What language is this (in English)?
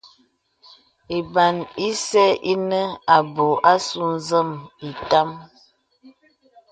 Bebele